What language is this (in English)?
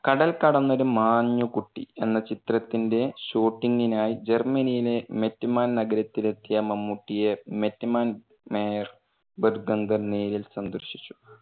Malayalam